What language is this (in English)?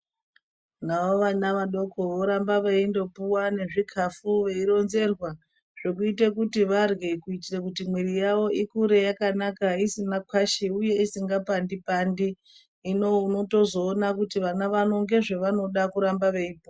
Ndau